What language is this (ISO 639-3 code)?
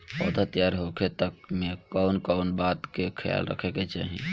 bho